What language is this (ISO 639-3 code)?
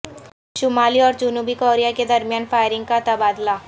urd